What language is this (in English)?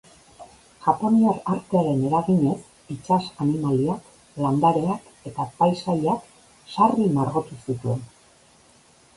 Basque